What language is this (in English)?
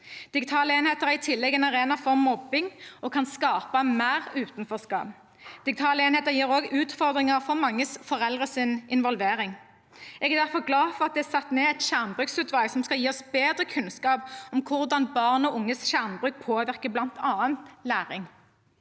Norwegian